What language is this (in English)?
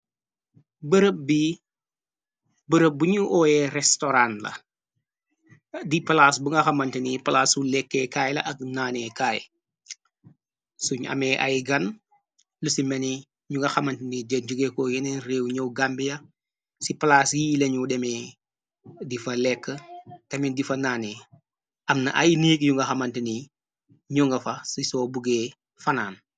Wolof